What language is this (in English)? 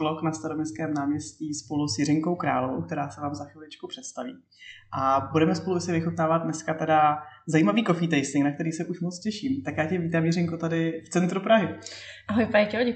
Czech